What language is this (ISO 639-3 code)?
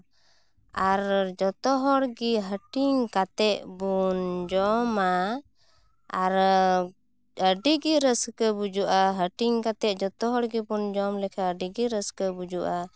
sat